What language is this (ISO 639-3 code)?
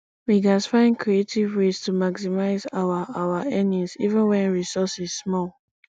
pcm